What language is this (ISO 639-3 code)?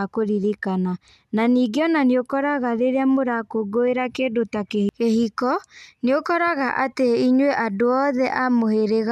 kik